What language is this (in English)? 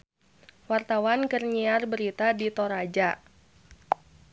Sundanese